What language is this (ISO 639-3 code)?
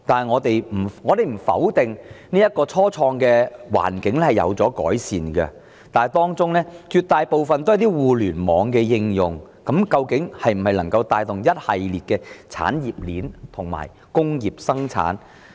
yue